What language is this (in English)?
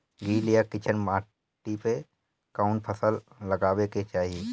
Bhojpuri